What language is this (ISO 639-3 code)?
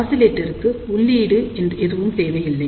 tam